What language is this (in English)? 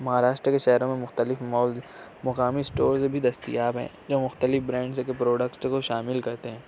Urdu